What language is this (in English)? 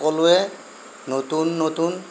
Assamese